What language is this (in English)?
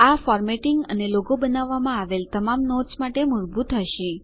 Gujarati